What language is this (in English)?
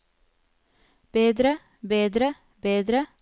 Norwegian